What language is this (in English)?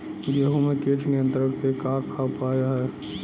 Bhojpuri